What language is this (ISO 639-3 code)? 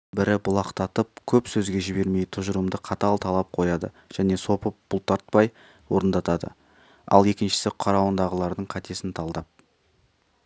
kaz